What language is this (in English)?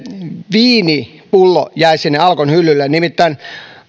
Finnish